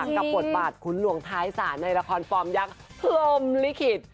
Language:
Thai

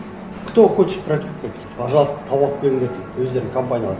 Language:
Kazakh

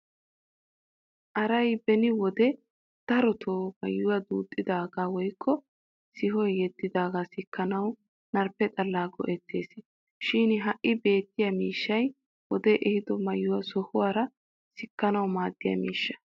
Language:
Wolaytta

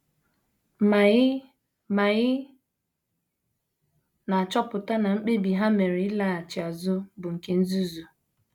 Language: Igbo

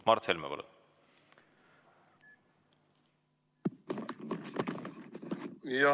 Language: Estonian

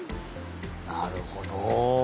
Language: Japanese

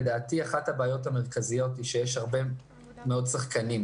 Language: Hebrew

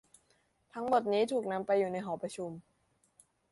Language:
Thai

